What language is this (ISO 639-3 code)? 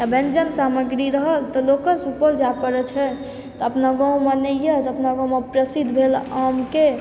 mai